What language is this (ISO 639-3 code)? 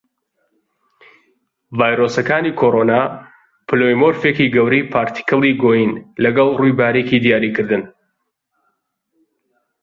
ckb